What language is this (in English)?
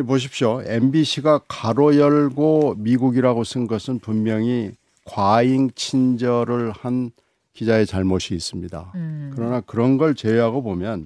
Korean